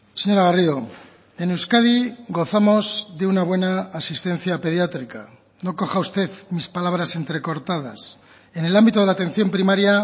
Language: Spanish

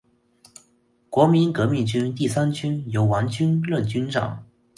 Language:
Chinese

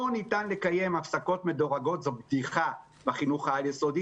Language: Hebrew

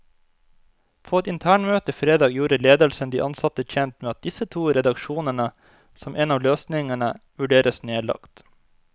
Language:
Norwegian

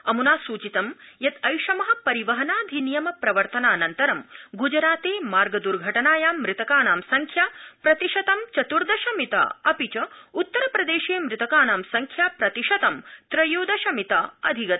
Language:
Sanskrit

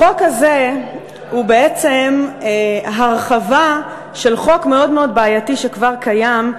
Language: Hebrew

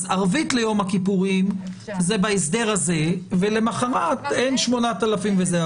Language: Hebrew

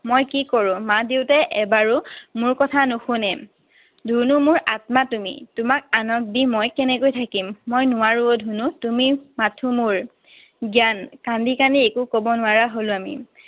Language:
Assamese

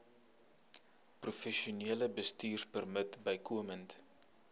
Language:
Afrikaans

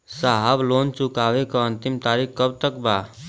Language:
Bhojpuri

